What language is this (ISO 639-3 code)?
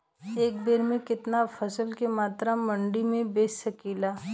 bho